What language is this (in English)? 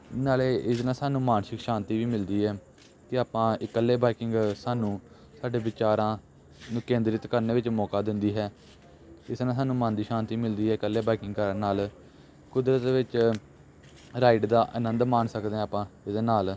Punjabi